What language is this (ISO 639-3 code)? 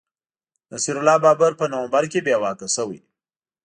pus